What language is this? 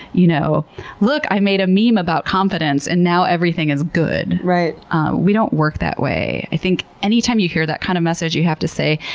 English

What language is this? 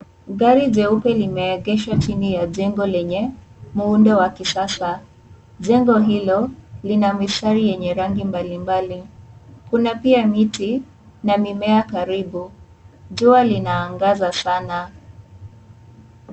Swahili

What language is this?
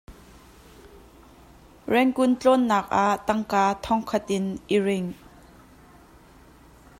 Hakha Chin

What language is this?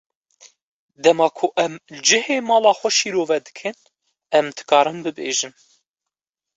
Kurdish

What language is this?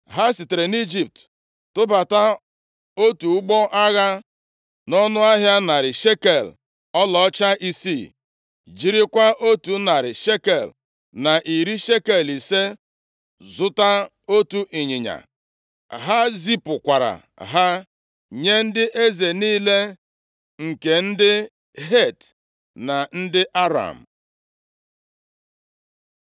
Igbo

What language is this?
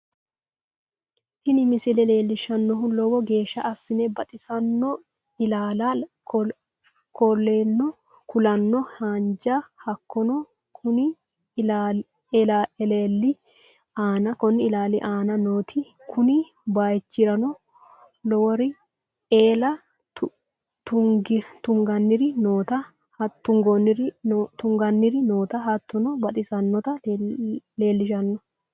Sidamo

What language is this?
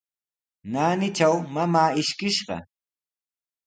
Sihuas Ancash Quechua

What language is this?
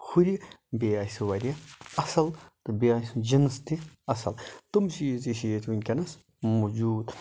Kashmiri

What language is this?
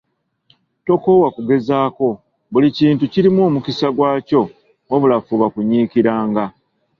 Ganda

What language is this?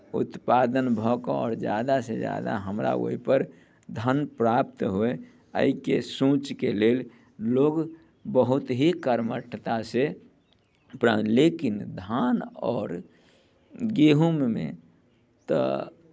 Maithili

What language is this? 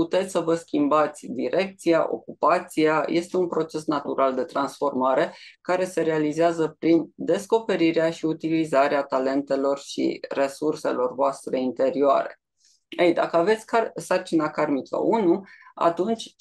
Romanian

